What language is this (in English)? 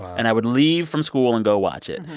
English